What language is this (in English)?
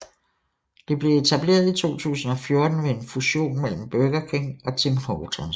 Danish